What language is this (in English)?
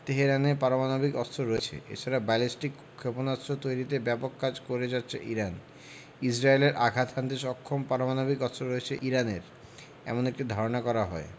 Bangla